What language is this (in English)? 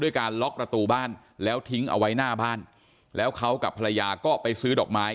Thai